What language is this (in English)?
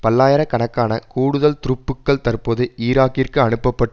Tamil